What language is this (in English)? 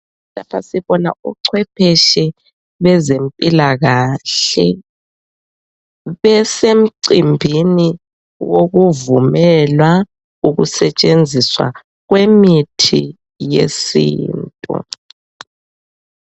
North Ndebele